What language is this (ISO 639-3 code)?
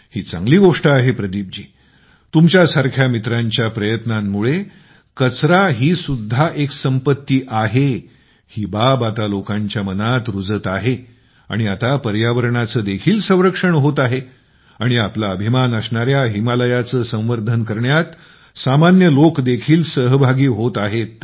mar